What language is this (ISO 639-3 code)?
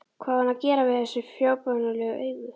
isl